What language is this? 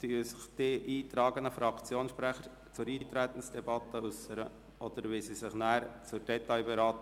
Swiss German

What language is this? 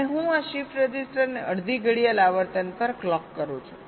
Gujarati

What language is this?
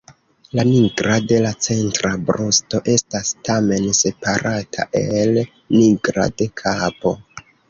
Esperanto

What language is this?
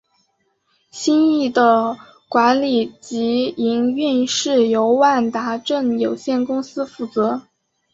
Chinese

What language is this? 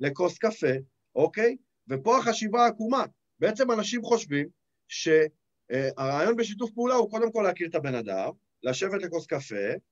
Hebrew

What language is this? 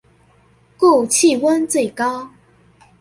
Chinese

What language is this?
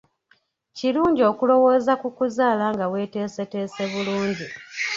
Ganda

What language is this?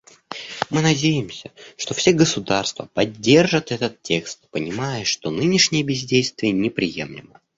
Russian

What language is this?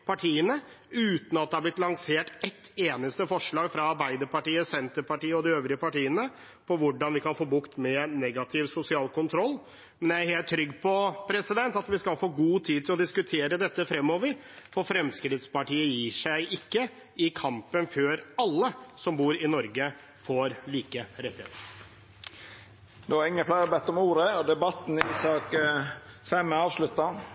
Norwegian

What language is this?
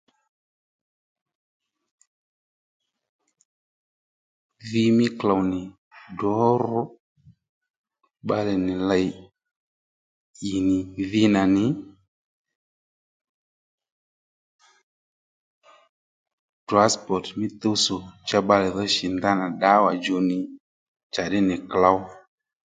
Lendu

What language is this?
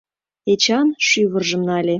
Mari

